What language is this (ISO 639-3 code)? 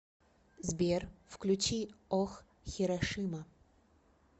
rus